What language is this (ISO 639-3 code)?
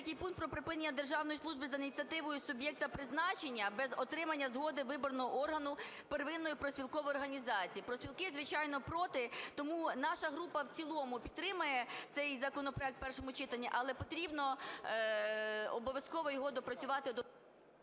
ukr